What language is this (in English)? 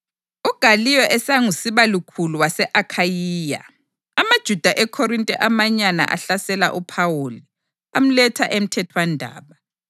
North Ndebele